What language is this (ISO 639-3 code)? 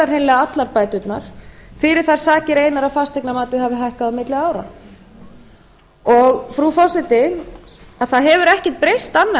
isl